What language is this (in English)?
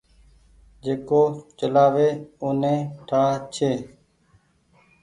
Goaria